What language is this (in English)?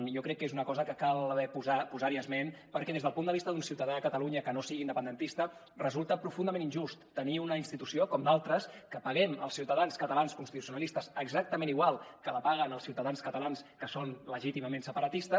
Catalan